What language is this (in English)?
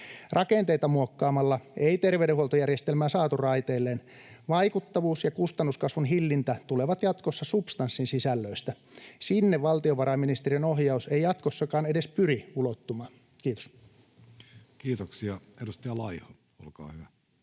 Finnish